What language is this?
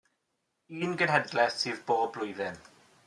Welsh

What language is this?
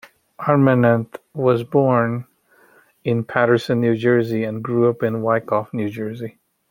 English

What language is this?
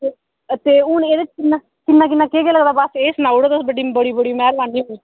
Dogri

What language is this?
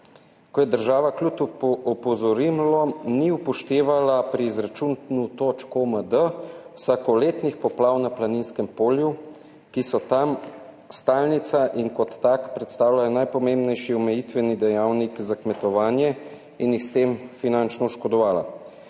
Slovenian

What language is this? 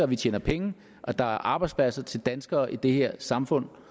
Danish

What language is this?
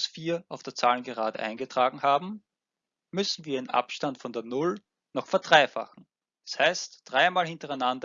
German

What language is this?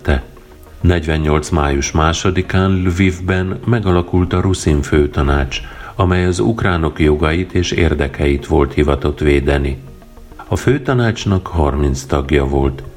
Hungarian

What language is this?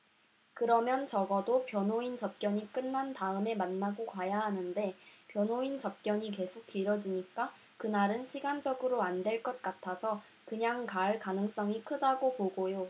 Korean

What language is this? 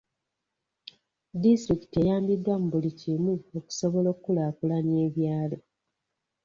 Ganda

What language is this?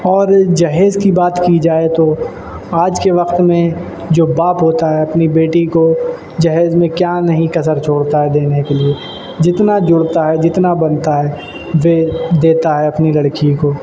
Urdu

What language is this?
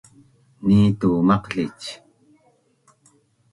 Bunun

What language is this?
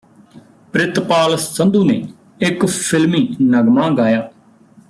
Punjabi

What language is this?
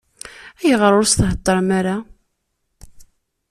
Kabyle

